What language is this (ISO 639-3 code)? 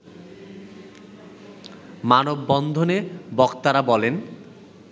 ben